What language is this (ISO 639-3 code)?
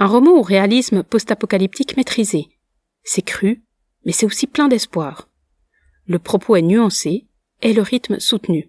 fra